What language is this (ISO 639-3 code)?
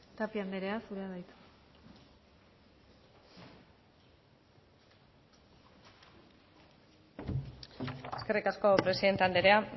eus